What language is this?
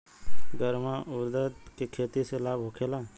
Bhojpuri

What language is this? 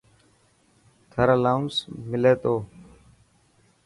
Dhatki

